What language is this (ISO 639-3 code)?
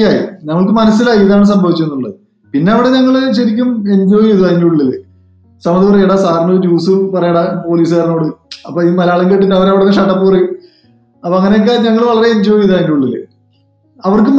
mal